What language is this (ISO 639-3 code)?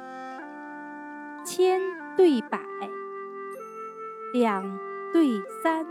zho